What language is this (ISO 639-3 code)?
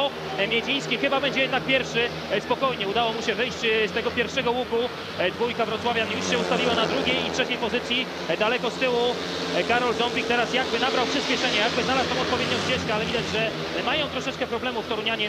pol